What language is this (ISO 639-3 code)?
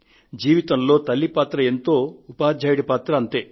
tel